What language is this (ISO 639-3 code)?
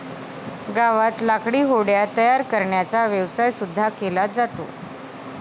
mar